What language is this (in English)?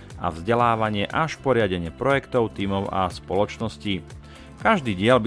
Slovak